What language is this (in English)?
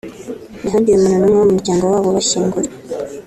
Kinyarwanda